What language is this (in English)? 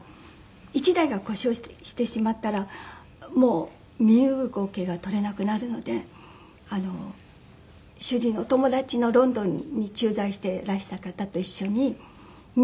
Japanese